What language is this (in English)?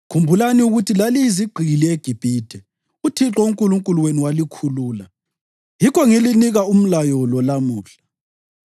North Ndebele